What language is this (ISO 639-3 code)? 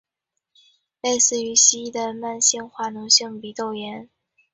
zho